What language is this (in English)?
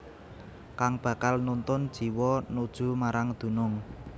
Javanese